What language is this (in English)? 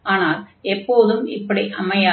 Tamil